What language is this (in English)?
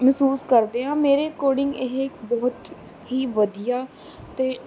Punjabi